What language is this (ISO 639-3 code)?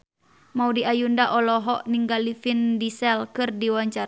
sun